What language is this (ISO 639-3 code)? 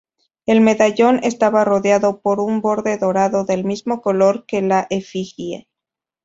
spa